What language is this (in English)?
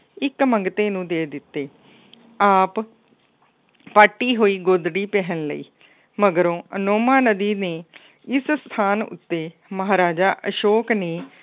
Punjabi